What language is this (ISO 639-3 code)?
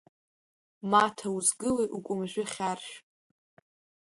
abk